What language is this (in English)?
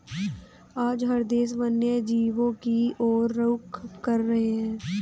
Hindi